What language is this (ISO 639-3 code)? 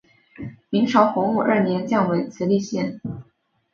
zho